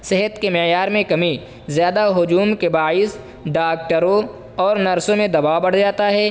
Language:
Urdu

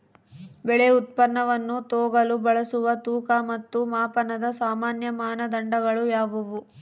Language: Kannada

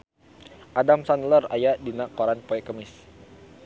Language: Sundanese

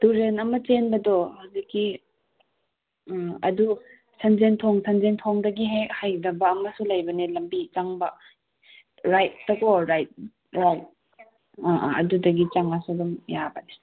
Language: Manipuri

